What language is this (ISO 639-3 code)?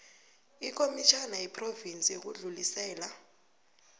nbl